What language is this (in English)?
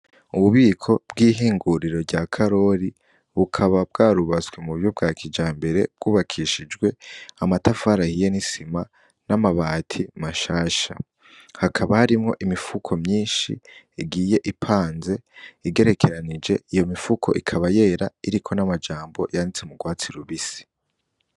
Rundi